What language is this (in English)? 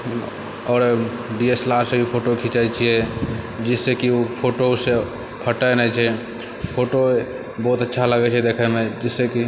Maithili